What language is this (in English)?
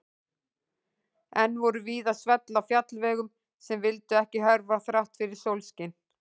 Icelandic